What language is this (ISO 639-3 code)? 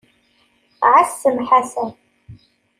kab